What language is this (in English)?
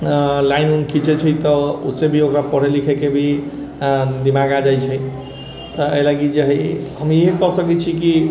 Maithili